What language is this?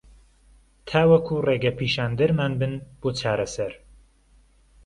Central Kurdish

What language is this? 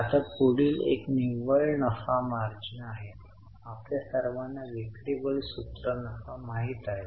Marathi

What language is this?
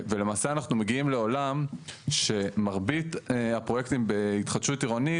Hebrew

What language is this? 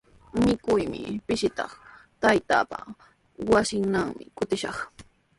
Sihuas Ancash Quechua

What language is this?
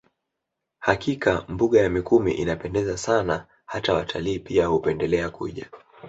Swahili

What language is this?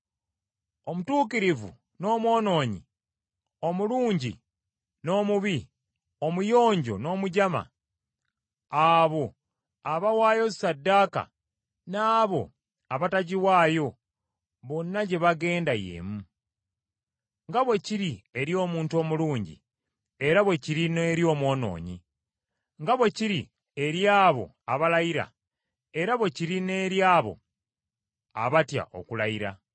Ganda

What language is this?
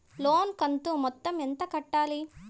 Telugu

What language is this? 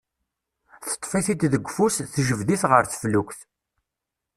Kabyle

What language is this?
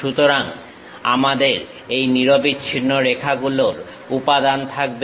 Bangla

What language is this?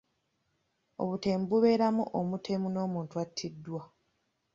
Ganda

